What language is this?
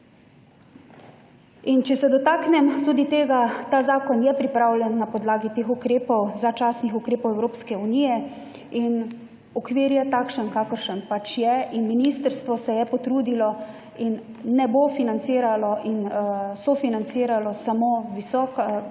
Slovenian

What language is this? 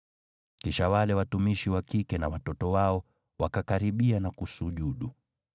Swahili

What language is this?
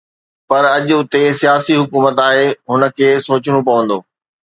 Sindhi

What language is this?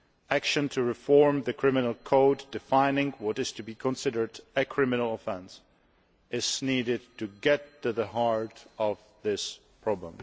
English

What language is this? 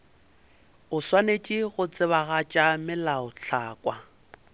Northern Sotho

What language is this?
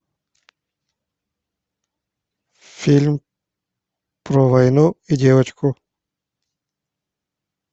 Russian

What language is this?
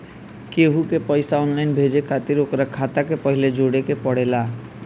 Bhojpuri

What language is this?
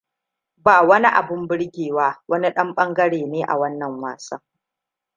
Hausa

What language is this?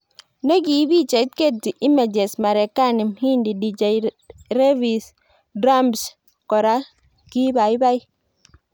Kalenjin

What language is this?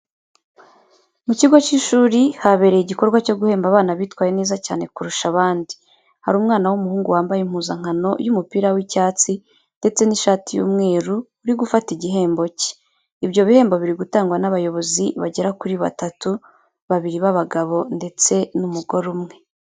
Kinyarwanda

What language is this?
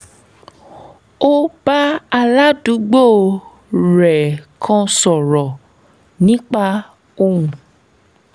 Yoruba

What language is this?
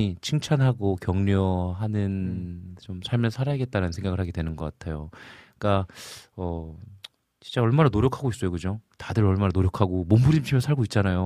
Korean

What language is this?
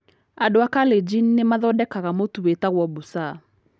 Kikuyu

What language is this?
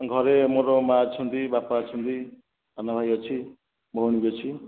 Odia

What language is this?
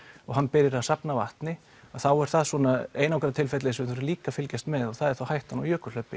Icelandic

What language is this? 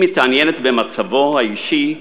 Hebrew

